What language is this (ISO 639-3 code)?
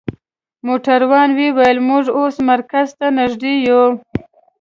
pus